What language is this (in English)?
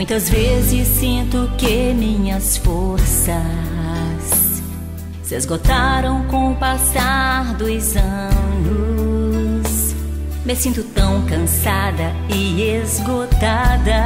Portuguese